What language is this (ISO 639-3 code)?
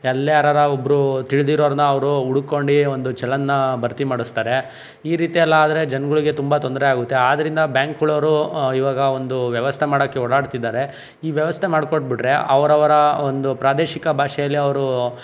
kan